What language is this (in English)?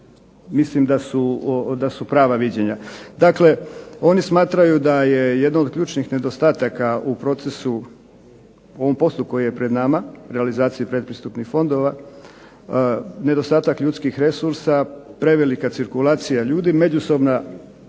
Croatian